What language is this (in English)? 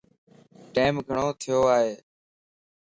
Lasi